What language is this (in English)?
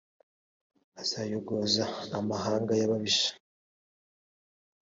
Kinyarwanda